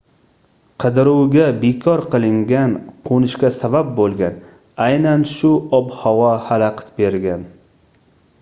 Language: Uzbek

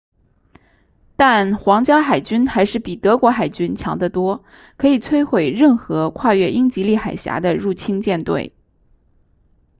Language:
Chinese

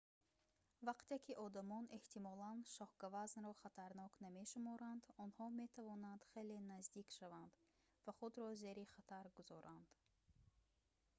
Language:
Tajik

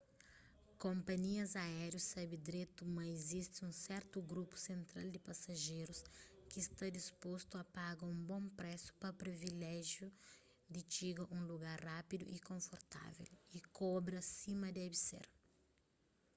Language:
Kabuverdianu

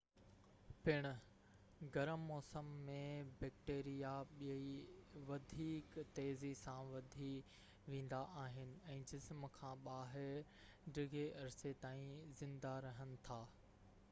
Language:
Sindhi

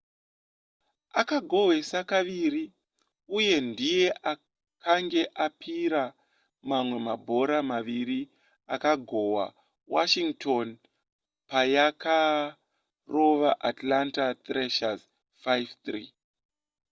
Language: Shona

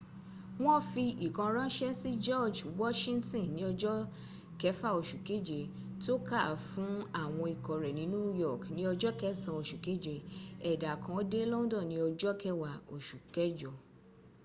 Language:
Yoruba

